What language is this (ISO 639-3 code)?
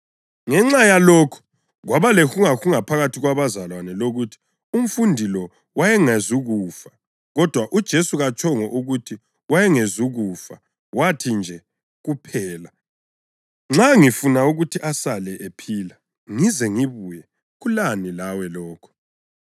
nde